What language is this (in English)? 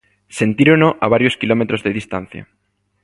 Galician